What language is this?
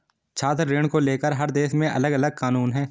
Hindi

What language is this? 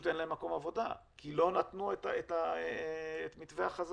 Hebrew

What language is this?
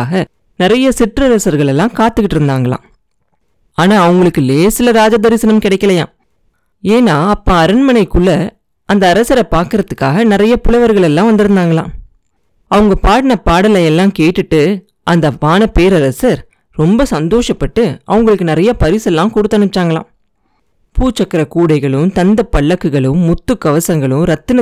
Tamil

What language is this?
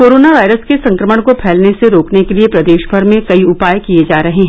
Hindi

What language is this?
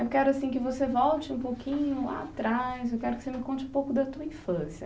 Portuguese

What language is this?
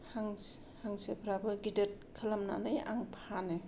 Bodo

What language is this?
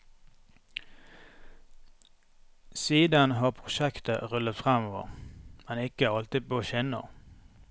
Norwegian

